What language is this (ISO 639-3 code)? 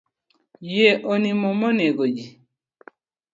luo